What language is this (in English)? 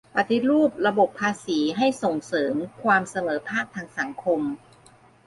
Thai